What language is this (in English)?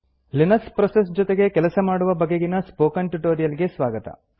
Kannada